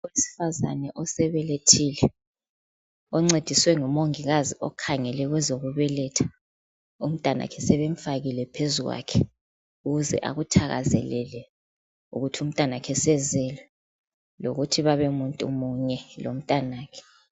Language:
North Ndebele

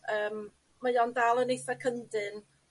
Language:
Welsh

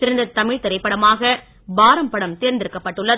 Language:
Tamil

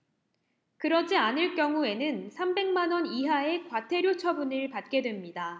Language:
Korean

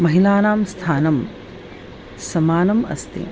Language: Sanskrit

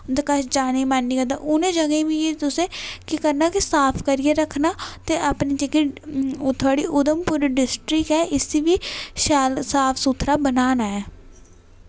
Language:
Dogri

